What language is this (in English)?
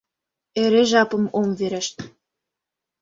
Mari